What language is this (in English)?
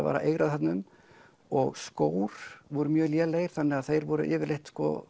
Icelandic